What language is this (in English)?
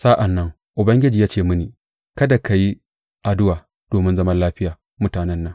Hausa